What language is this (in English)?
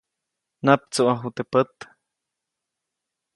Copainalá Zoque